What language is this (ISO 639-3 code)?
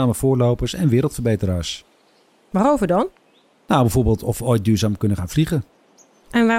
nld